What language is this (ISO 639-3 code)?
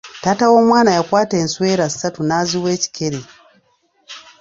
lug